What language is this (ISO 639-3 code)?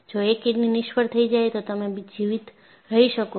guj